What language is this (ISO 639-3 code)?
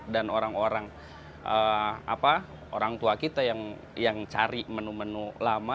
ind